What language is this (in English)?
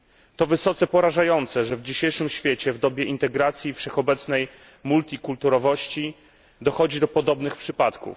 Polish